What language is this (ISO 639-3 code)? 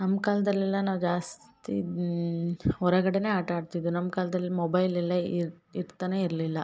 kan